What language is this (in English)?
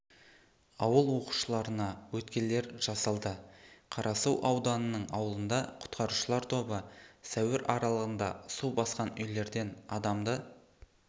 Kazakh